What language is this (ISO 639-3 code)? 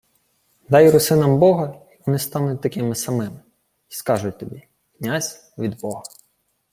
ukr